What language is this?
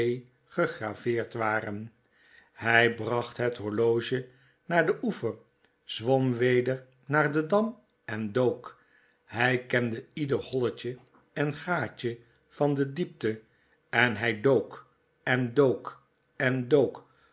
Dutch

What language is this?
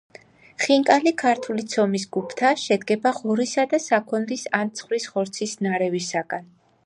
Georgian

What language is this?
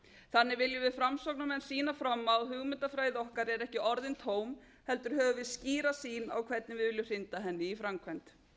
Icelandic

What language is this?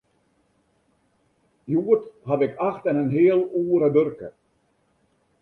Western Frisian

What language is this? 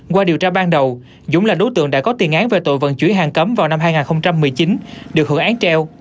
Vietnamese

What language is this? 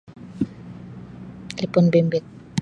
Sabah Malay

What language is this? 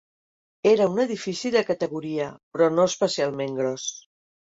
Catalan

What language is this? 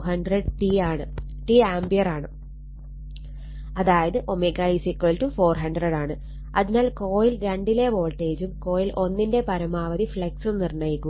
Malayalam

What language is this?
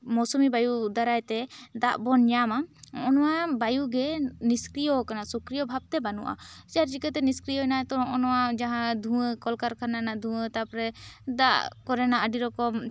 Santali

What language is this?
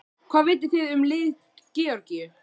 Icelandic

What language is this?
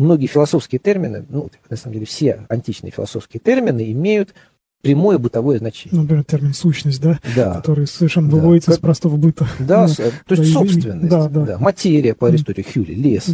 Russian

